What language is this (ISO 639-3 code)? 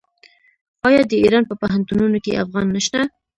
pus